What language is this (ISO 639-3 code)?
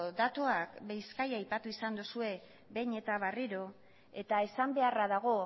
eus